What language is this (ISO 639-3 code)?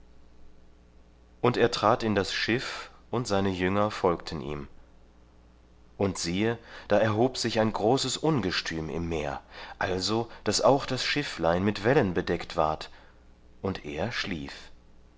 deu